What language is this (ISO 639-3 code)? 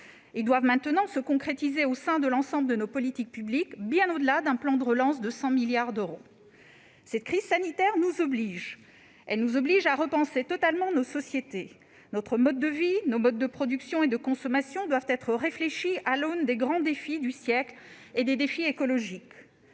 fra